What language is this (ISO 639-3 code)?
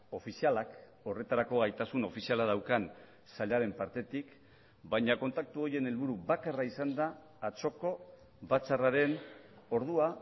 eus